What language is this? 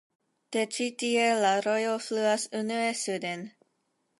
Esperanto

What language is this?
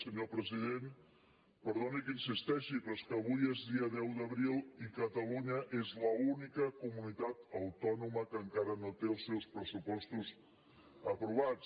Catalan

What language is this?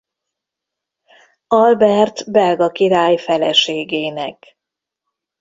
Hungarian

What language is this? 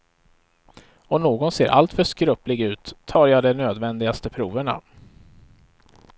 Swedish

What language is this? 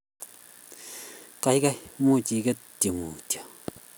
Kalenjin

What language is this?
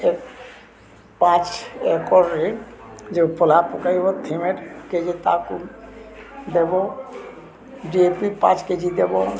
Odia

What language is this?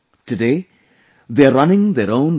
English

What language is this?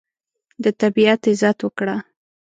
Pashto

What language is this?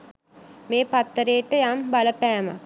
Sinhala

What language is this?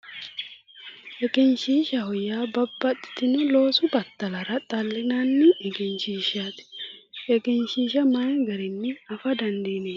Sidamo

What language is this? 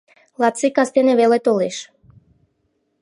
Mari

